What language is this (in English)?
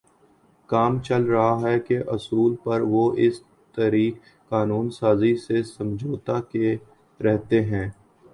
Urdu